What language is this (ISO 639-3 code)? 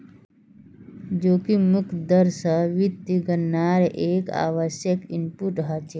mag